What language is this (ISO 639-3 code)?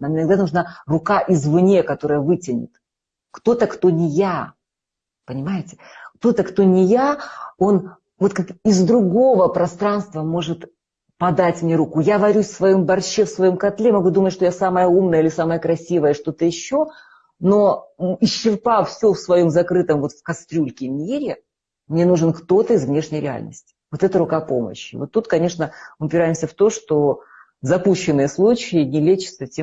rus